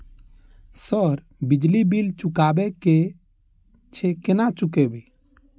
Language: Maithili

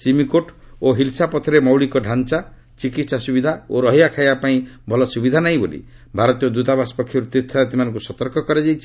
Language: Odia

